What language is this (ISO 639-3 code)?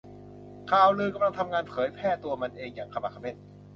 tha